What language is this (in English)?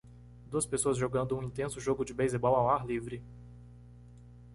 Portuguese